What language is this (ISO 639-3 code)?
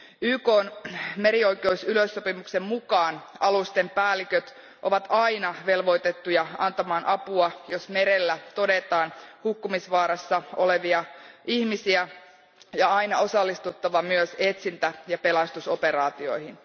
fin